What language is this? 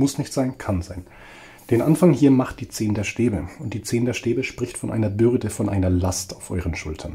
German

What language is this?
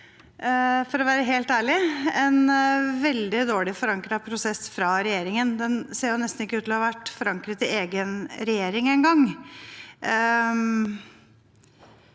Norwegian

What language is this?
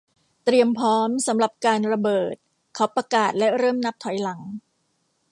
Thai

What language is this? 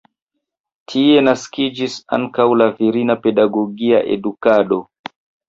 Esperanto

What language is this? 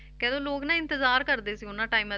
Punjabi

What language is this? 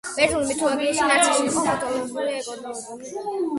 Georgian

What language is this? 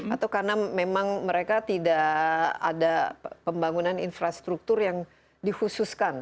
Indonesian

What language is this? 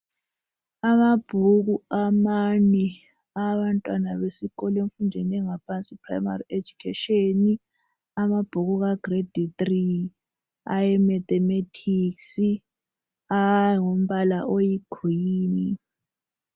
North Ndebele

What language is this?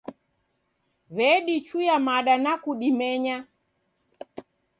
Taita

